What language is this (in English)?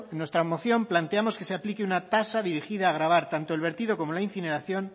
Spanish